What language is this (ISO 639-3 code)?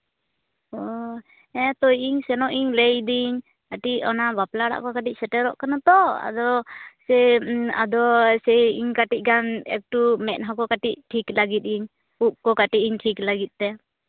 sat